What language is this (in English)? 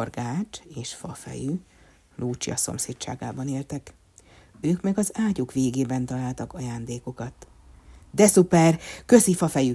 Hungarian